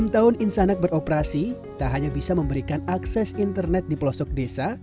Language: Indonesian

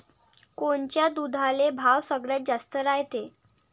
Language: Marathi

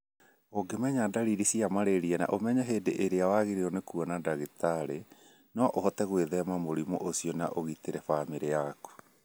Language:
Kikuyu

